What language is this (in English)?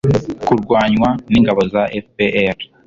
Kinyarwanda